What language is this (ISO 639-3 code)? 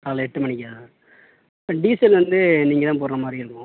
tam